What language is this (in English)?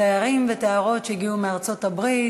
Hebrew